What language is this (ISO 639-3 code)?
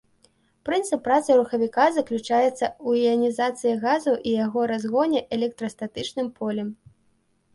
bel